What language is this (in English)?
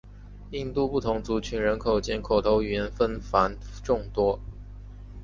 Chinese